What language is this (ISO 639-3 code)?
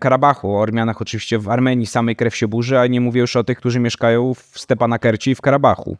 pol